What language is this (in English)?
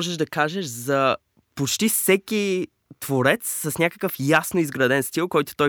Bulgarian